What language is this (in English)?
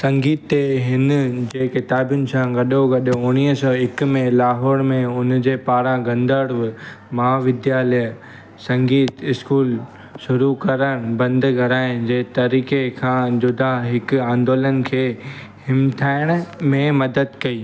Sindhi